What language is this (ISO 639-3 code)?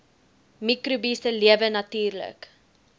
afr